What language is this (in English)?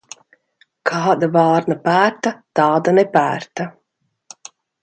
Latvian